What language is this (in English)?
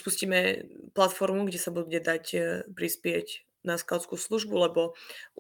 Slovak